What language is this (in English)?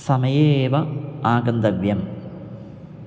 Sanskrit